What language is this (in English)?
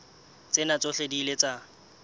Southern Sotho